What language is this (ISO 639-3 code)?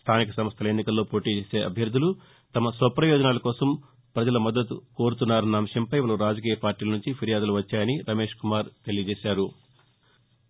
tel